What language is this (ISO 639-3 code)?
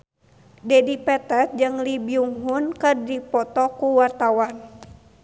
sun